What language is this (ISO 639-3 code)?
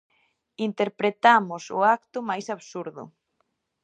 glg